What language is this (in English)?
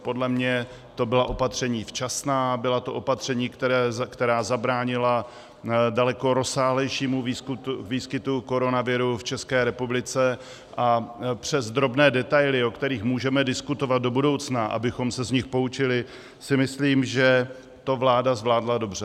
Czech